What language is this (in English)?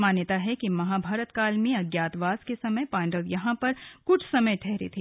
Hindi